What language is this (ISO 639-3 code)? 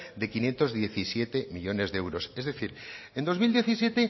spa